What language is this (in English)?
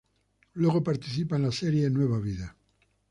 Spanish